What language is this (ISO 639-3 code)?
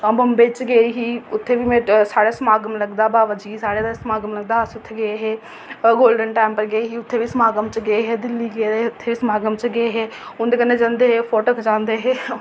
doi